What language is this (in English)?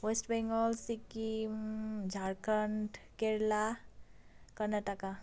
Nepali